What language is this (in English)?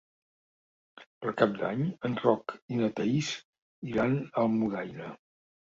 Catalan